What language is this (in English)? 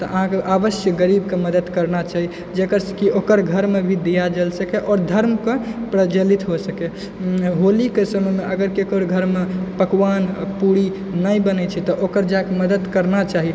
Maithili